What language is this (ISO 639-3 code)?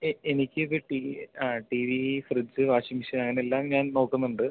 mal